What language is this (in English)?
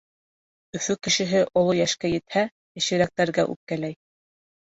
Bashkir